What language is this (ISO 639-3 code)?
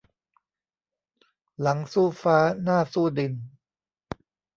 tha